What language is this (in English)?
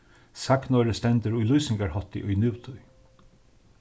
Faroese